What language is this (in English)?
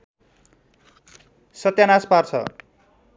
Nepali